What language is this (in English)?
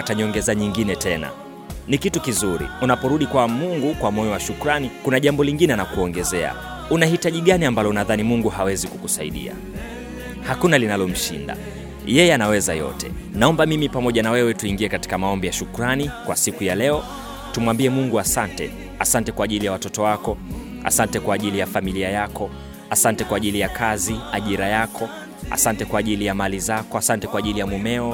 Swahili